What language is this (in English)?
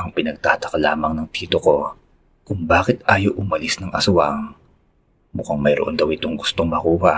Filipino